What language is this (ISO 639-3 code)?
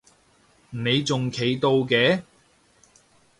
yue